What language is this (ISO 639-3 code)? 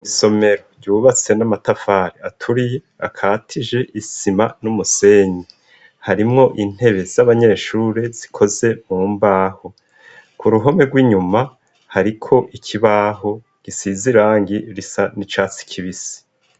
run